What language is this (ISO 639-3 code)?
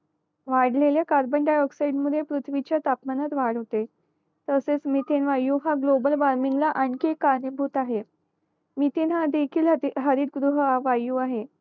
mar